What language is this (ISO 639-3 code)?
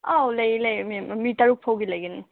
mni